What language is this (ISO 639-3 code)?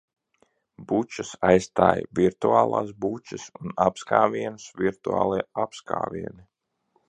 lav